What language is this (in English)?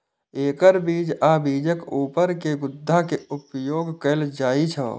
Maithili